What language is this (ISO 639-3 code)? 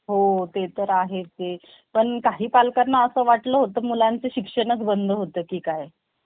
mar